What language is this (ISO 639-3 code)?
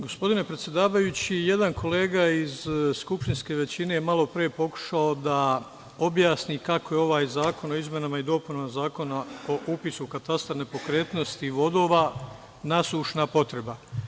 srp